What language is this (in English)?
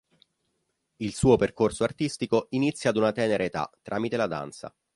Italian